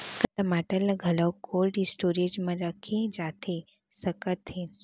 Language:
Chhattisgarhi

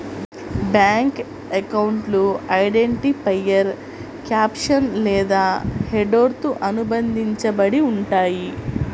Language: Telugu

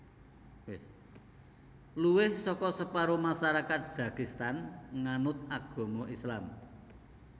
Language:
Javanese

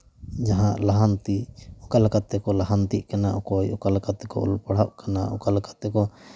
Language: Santali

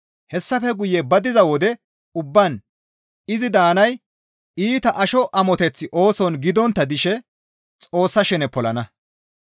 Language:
Gamo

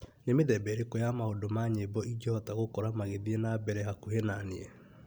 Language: Kikuyu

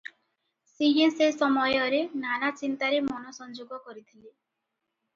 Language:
Odia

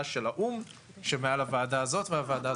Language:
Hebrew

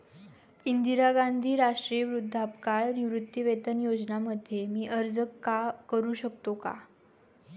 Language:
Marathi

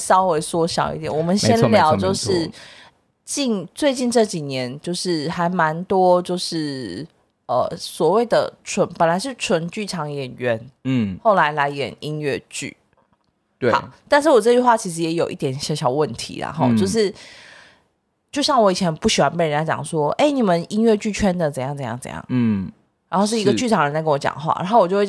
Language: Chinese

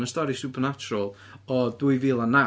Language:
Welsh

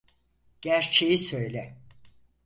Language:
Turkish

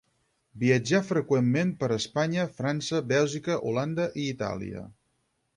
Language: Catalan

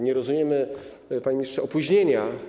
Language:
Polish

